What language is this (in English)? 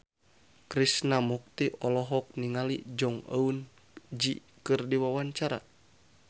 Sundanese